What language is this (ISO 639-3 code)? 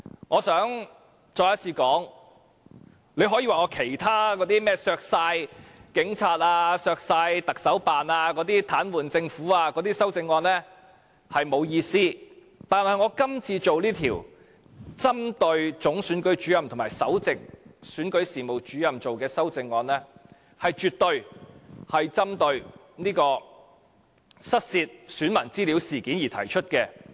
yue